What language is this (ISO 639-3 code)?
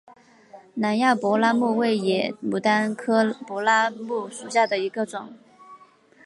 zho